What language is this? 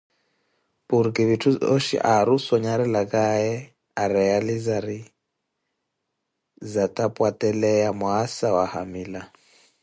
Koti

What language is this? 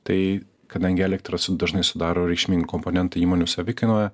Lithuanian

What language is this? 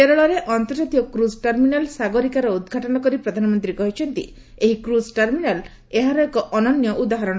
Odia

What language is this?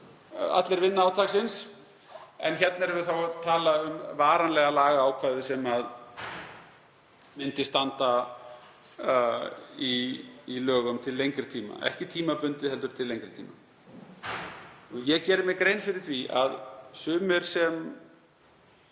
Icelandic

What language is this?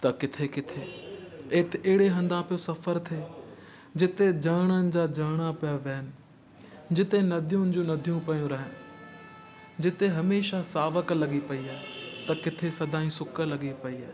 Sindhi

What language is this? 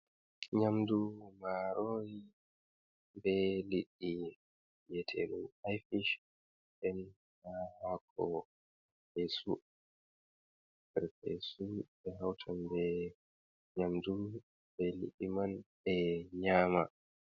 Fula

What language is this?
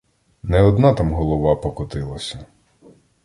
Ukrainian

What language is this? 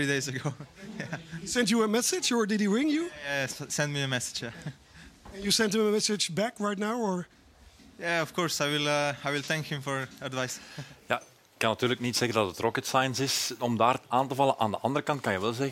Dutch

